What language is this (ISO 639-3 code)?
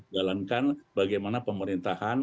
ind